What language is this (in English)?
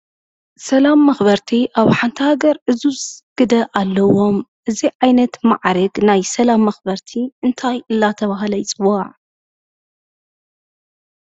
Tigrinya